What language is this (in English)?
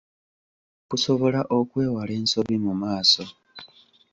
Ganda